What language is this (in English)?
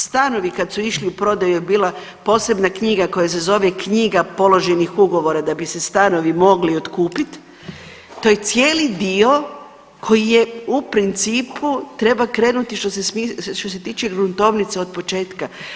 Croatian